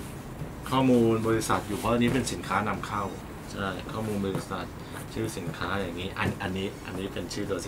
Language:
Thai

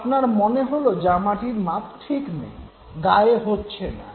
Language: Bangla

